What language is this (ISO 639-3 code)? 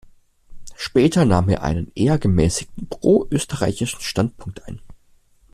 deu